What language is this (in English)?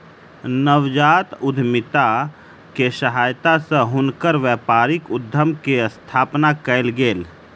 Maithili